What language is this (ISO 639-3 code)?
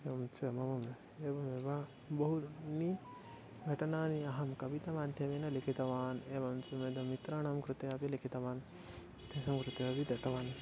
san